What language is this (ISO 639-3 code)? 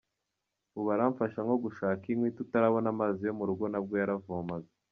kin